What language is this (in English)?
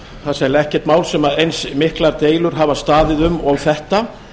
Icelandic